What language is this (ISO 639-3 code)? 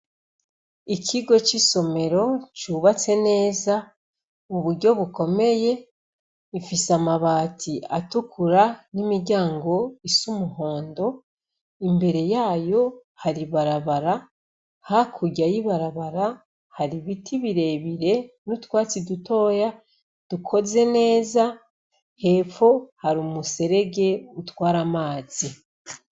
run